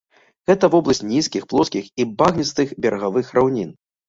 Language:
Belarusian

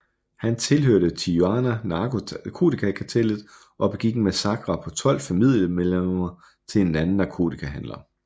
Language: Danish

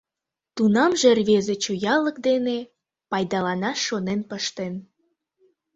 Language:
Mari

